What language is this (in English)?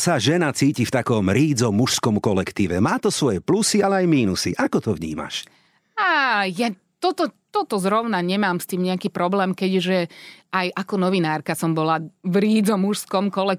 Slovak